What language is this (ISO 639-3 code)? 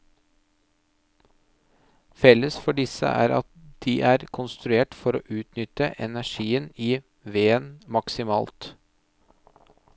nor